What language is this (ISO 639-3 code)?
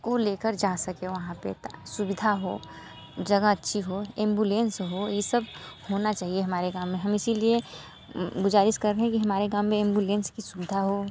hin